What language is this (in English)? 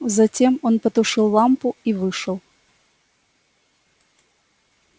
Russian